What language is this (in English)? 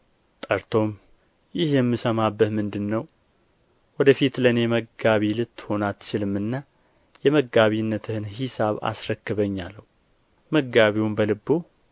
Amharic